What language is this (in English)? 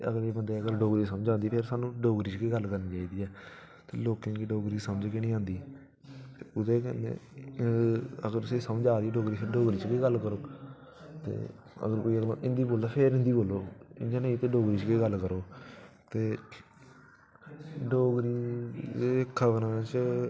Dogri